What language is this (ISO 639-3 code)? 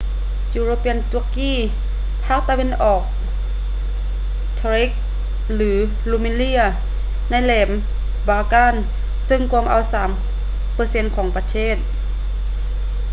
lao